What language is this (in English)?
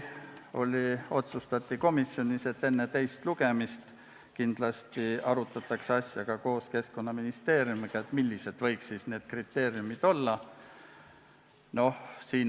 Estonian